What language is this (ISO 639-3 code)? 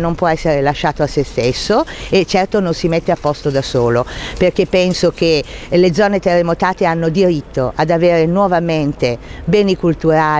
ita